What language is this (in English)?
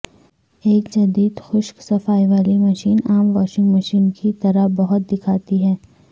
Urdu